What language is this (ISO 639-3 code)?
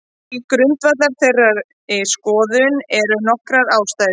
isl